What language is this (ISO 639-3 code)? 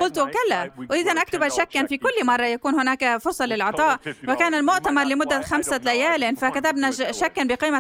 ara